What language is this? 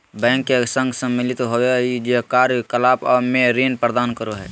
Magahi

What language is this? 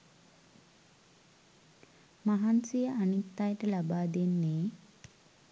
Sinhala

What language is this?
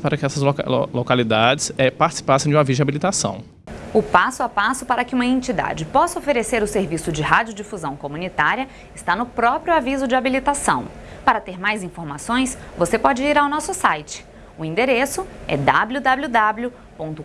Portuguese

